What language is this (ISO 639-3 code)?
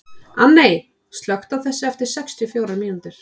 isl